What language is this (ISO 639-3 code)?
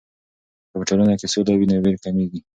pus